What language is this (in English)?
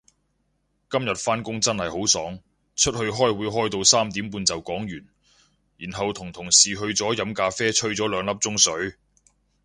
Cantonese